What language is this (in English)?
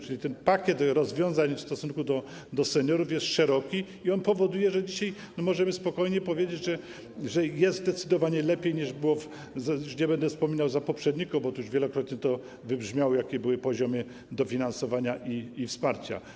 Polish